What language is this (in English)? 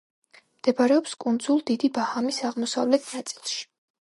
Georgian